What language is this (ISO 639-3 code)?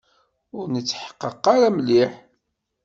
kab